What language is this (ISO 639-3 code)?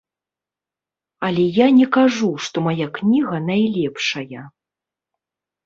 bel